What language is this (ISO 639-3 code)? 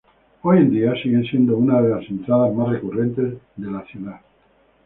spa